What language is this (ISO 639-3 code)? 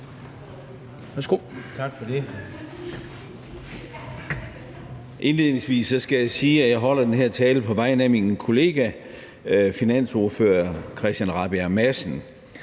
dan